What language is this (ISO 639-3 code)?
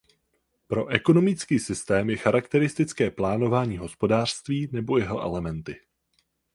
ces